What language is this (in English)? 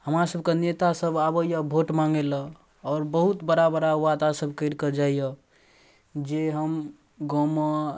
Maithili